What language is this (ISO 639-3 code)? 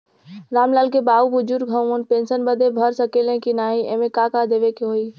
bho